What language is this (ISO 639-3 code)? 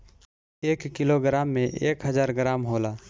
bho